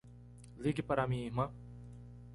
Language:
Portuguese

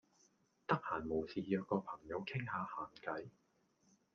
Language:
Cantonese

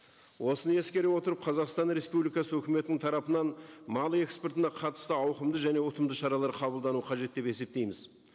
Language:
Kazakh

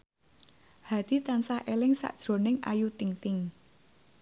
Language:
Javanese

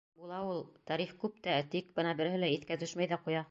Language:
Bashkir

